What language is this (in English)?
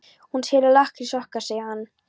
Icelandic